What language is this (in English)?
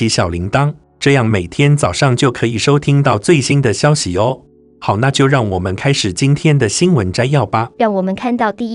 Chinese